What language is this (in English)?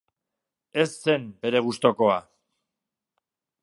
Basque